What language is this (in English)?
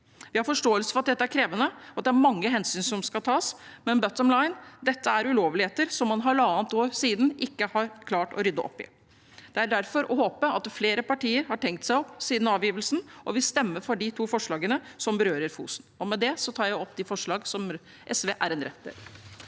Norwegian